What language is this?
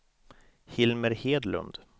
Swedish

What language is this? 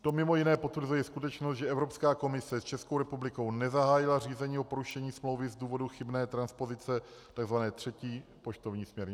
Czech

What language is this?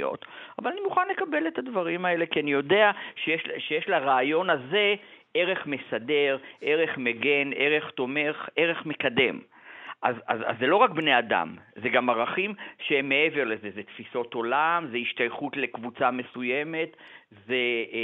Hebrew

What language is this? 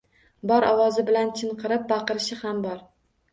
Uzbek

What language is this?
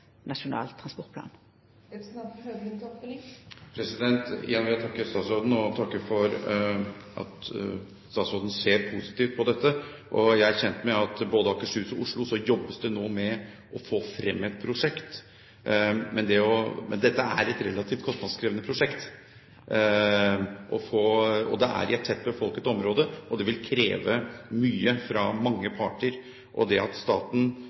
Norwegian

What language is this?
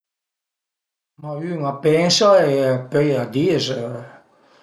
Piedmontese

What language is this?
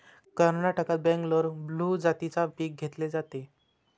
Marathi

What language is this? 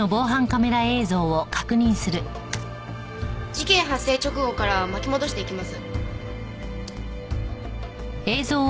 Japanese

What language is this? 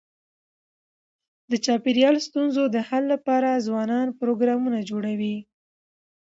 Pashto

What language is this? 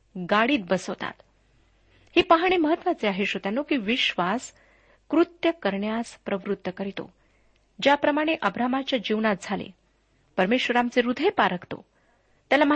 Marathi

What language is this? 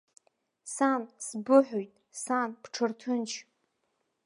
Abkhazian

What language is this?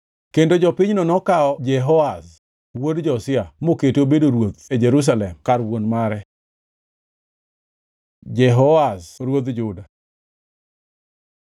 Luo (Kenya and Tanzania)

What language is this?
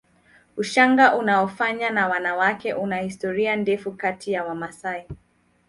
Swahili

